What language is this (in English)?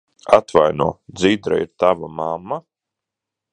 Latvian